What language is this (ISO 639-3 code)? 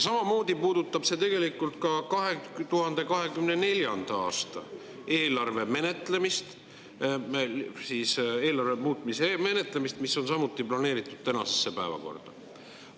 est